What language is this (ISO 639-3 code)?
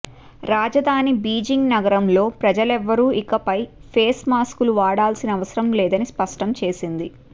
tel